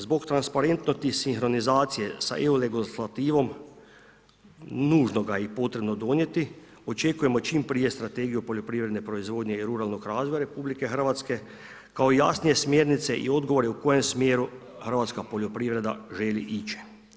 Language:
Croatian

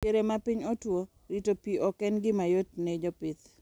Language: Luo (Kenya and Tanzania)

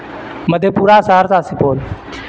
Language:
Urdu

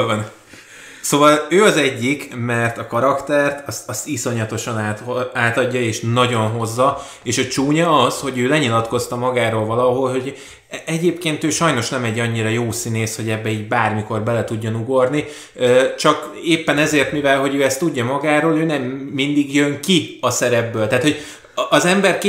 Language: Hungarian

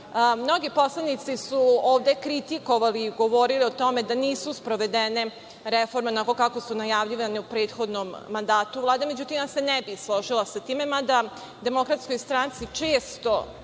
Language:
Serbian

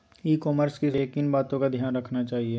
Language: Magahi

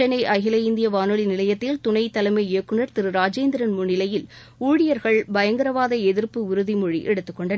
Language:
Tamil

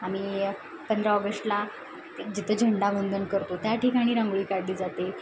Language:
Marathi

